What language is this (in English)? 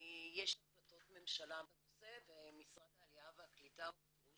Hebrew